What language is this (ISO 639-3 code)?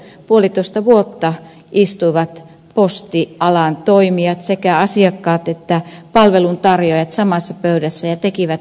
fin